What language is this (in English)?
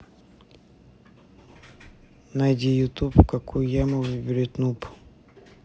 Russian